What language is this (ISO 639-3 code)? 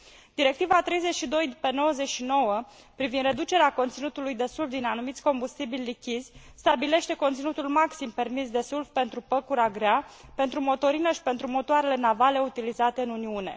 ron